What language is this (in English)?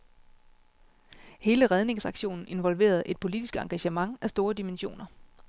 Danish